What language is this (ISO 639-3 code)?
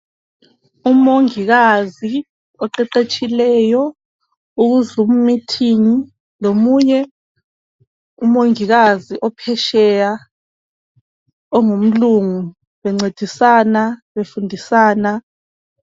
nde